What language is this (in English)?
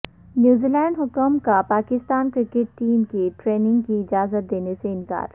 Urdu